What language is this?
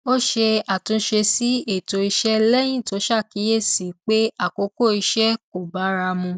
Yoruba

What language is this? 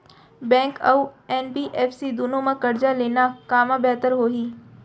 Chhattisgarhi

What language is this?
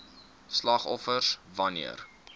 Afrikaans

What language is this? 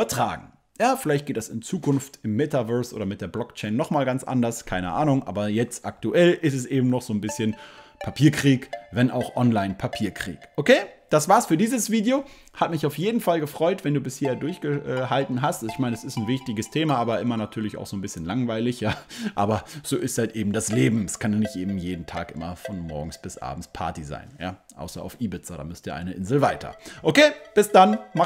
German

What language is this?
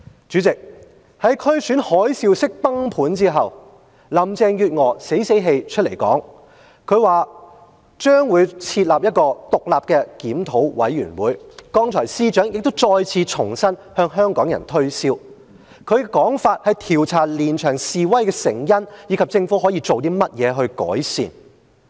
Cantonese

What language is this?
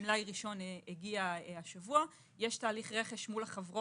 Hebrew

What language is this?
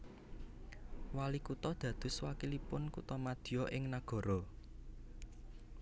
Javanese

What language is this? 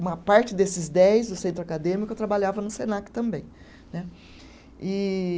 Portuguese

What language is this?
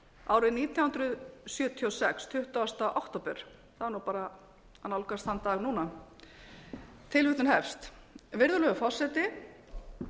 Icelandic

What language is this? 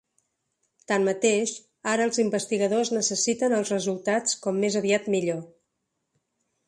Catalan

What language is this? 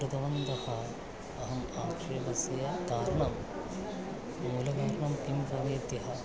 Sanskrit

